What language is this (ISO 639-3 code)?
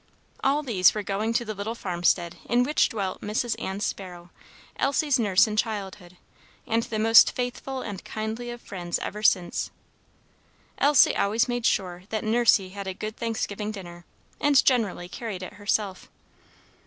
eng